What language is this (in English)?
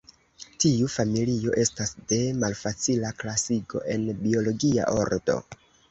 Esperanto